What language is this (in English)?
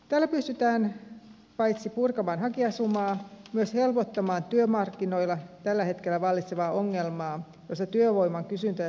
Finnish